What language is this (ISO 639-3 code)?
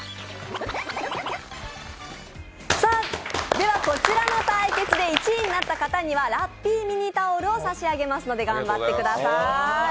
jpn